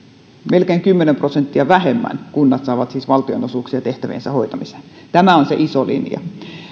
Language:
Finnish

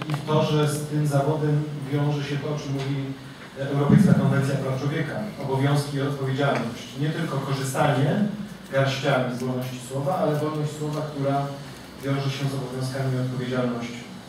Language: Polish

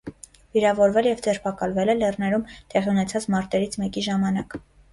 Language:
Armenian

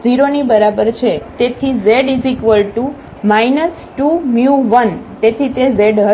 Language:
Gujarati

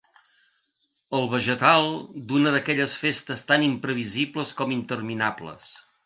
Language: Catalan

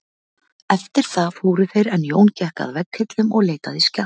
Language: Icelandic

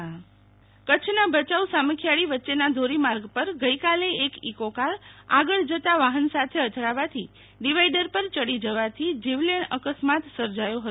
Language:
Gujarati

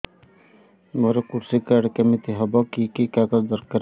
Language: Odia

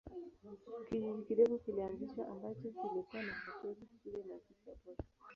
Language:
Swahili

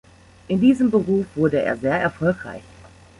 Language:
German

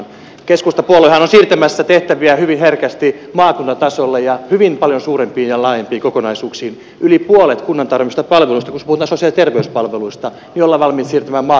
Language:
Finnish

